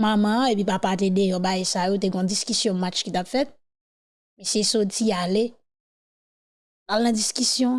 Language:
French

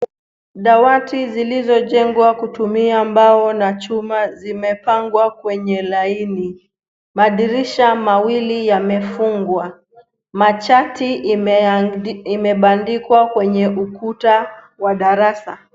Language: Swahili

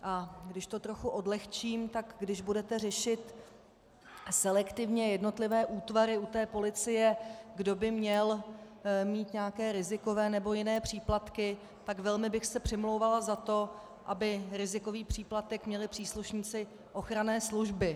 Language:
Czech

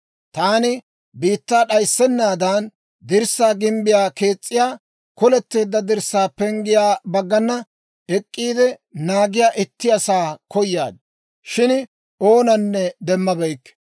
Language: Dawro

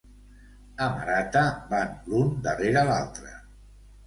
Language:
Catalan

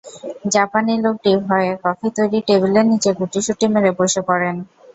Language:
Bangla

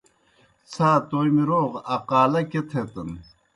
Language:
Kohistani Shina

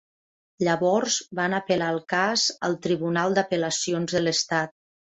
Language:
Catalan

